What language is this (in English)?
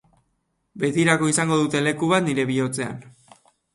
Basque